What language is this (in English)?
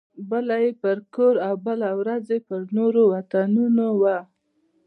Pashto